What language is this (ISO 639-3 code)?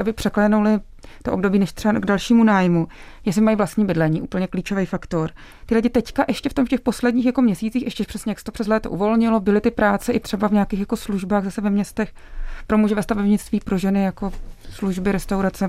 ces